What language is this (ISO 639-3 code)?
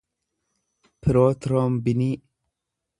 orm